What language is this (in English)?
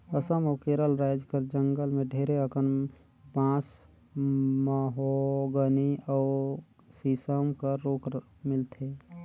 Chhattisgarhi